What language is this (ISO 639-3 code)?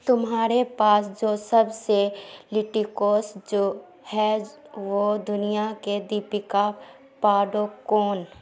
urd